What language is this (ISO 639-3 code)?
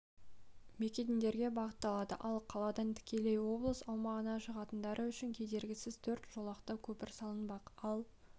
kaz